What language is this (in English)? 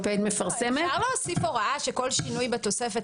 Hebrew